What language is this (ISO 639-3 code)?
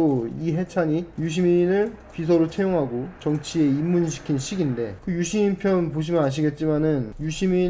kor